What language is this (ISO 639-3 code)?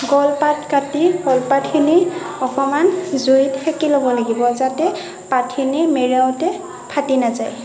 asm